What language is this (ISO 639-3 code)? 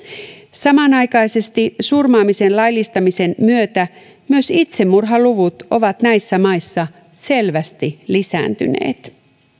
fin